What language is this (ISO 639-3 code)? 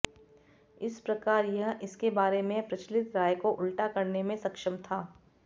hin